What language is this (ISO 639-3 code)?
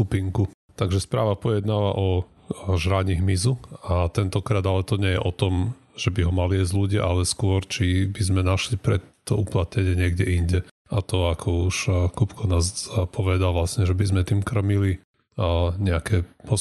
slk